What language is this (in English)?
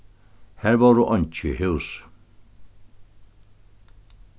Faroese